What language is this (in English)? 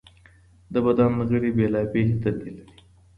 Pashto